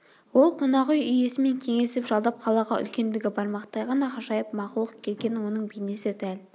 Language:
Kazakh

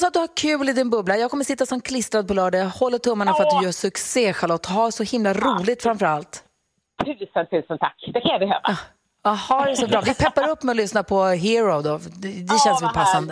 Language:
Swedish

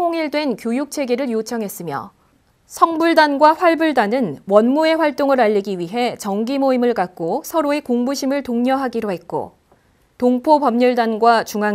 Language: Korean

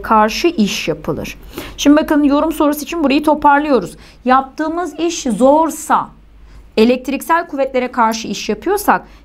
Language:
Turkish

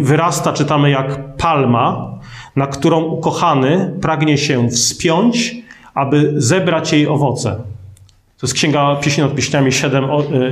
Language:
Polish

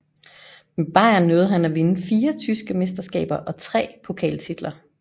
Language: Danish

